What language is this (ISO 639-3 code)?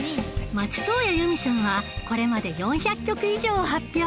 jpn